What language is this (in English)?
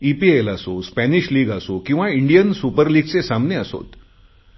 Marathi